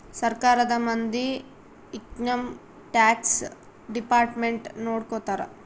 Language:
Kannada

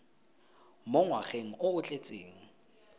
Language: Tswana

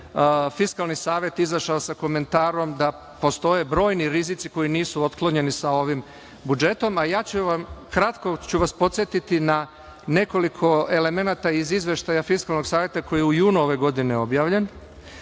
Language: Serbian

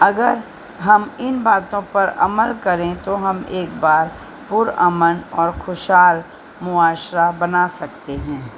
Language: Urdu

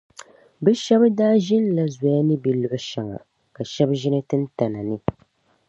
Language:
Dagbani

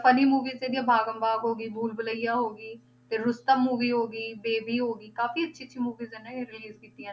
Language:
Punjabi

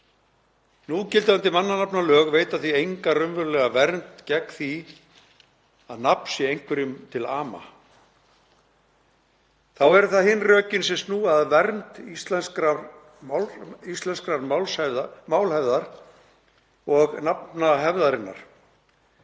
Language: Icelandic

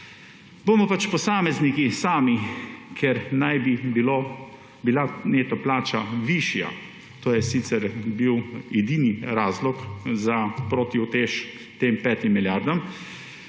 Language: Slovenian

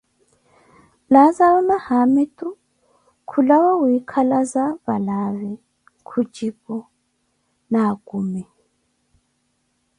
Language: Koti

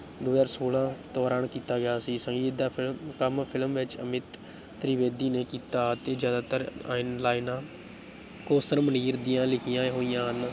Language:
Punjabi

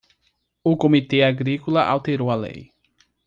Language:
Portuguese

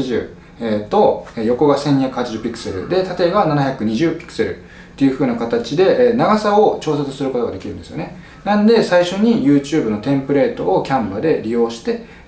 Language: Japanese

